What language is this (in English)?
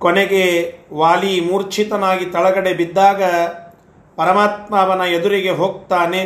Kannada